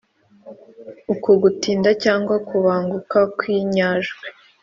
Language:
Kinyarwanda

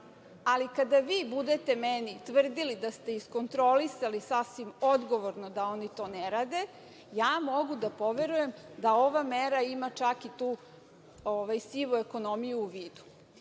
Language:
Serbian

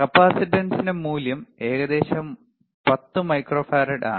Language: Malayalam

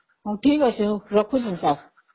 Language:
Odia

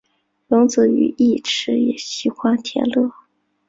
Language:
Chinese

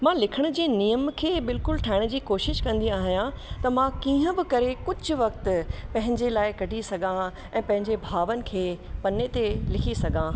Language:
Sindhi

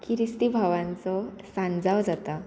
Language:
Konkani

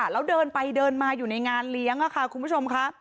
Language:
Thai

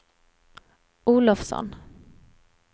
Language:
Swedish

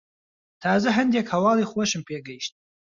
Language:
Central Kurdish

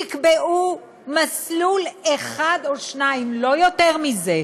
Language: Hebrew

